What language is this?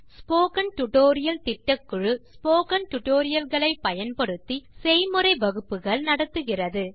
Tamil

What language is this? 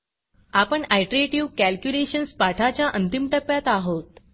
Marathi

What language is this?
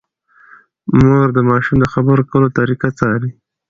Pashto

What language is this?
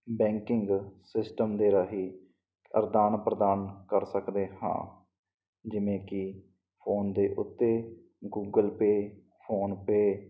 Punjabi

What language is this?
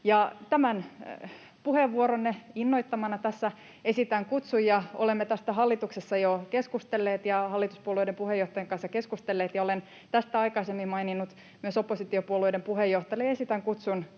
Finnish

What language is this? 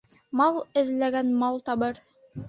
Bashkir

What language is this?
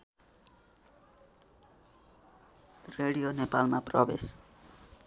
Nepali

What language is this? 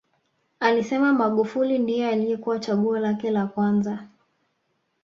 Swahili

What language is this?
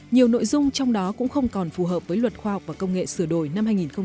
Vietnamese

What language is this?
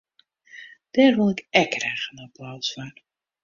Western Frisian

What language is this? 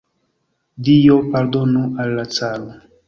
Esperanto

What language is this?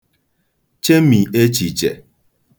Igbo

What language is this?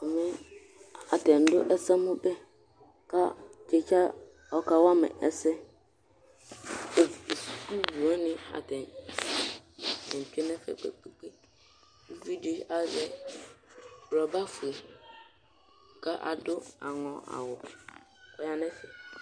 Ikposo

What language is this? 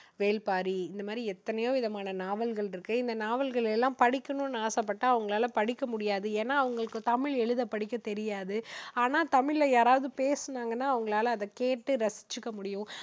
Tamil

